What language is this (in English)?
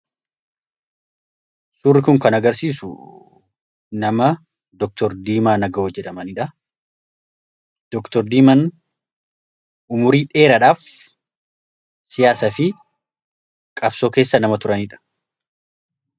Oromo